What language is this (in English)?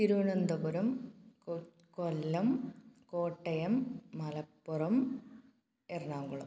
Malayalam